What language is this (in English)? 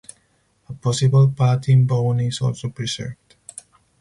English